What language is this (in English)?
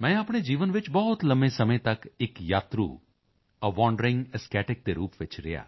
Punjabi